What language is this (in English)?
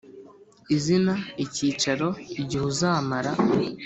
Kinyarwanda